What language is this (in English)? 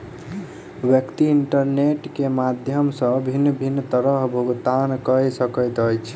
Maithili